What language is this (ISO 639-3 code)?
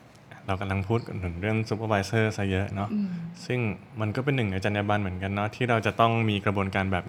tha